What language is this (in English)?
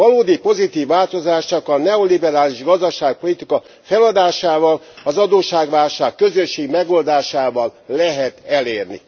Hungarian